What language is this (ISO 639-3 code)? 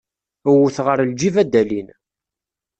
kab